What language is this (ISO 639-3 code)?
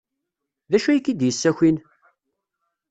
kab